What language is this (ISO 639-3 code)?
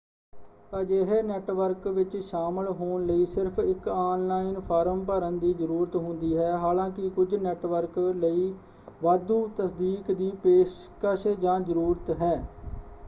pan